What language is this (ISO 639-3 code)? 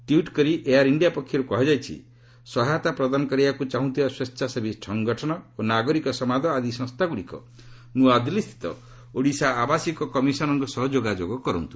ori